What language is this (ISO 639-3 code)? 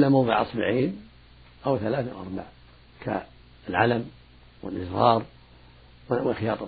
ara